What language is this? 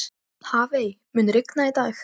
Icelandic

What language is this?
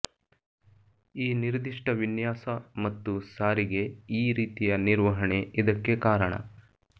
Kannada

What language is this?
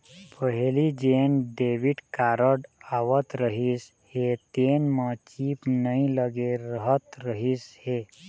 Chhattisgarhi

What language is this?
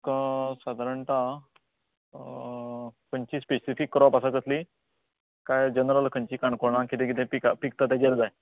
Konkani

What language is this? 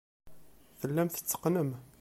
Kabyle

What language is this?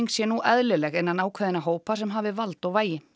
Icelandic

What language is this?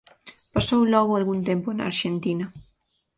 Galician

